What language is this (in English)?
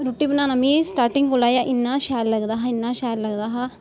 Dogri